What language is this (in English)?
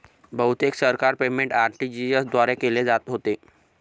Marathi